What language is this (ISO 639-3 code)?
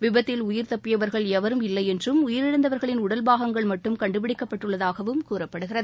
tam